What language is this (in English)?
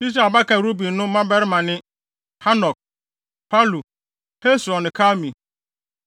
Akan